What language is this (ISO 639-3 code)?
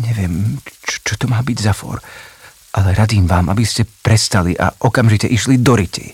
slk